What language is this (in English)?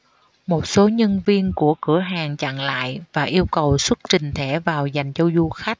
Vietnamese